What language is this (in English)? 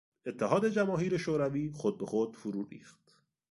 Persian